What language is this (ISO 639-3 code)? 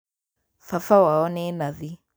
kik